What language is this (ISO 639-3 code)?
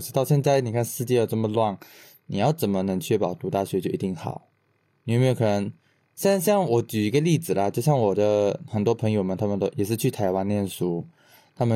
zho